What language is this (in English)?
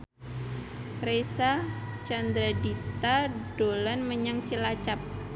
Javanese